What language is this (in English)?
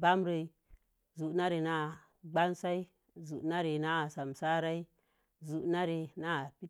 Mom Jango